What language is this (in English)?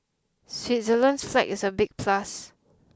English